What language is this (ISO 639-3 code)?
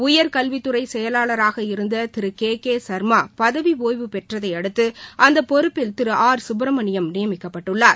tam